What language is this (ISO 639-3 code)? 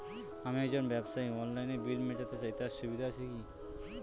ben